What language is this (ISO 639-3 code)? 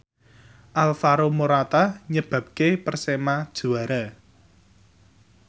jav